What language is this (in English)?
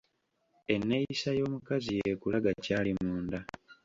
Ganda